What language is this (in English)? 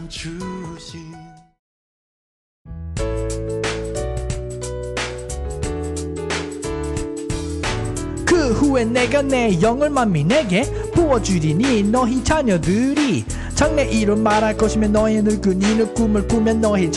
Korean